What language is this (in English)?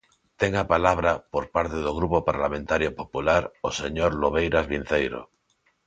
Galician